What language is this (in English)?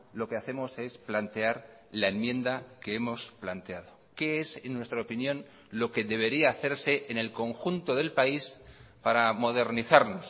Spanish